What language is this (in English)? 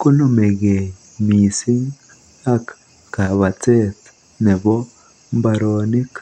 Kalenjin